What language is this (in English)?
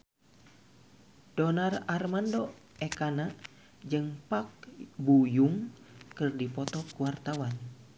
Sundanese